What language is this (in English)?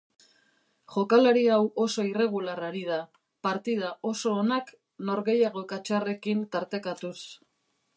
Basque